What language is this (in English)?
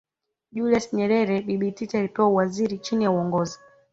Swahili